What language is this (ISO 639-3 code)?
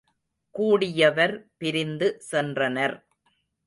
tam